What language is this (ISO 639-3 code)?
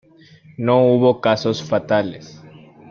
spa